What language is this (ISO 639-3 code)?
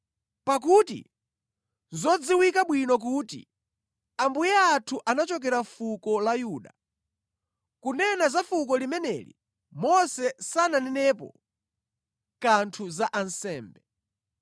nya